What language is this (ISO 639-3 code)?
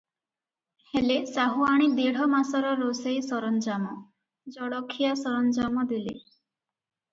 ori